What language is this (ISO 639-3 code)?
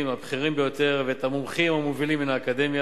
heb